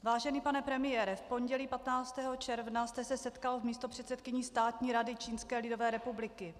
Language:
Czech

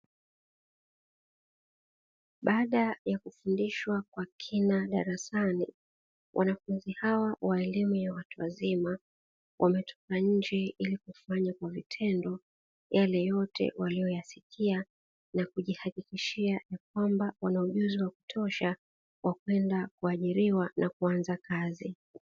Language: Swahili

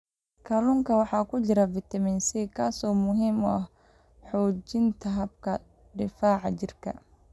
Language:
Somali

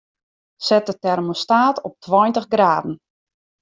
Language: Western Frisian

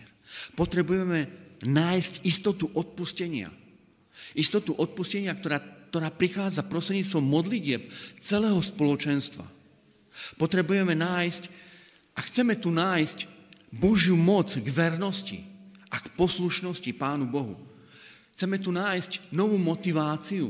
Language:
Slovak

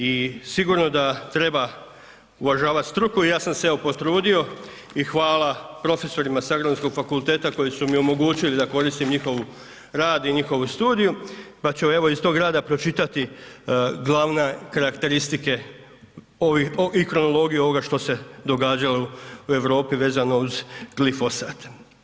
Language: Croatian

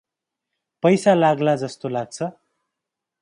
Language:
Nepali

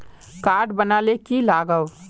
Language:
Magahi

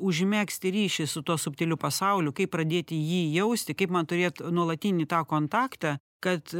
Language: Lithuanian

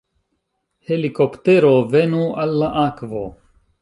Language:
Esperanto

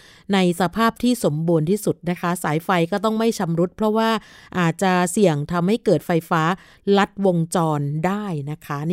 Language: Thai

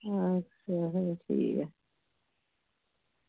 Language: Dogri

